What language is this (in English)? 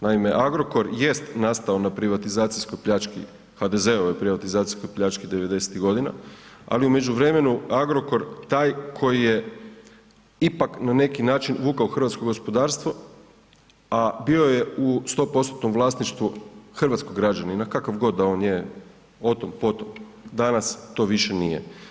Croatian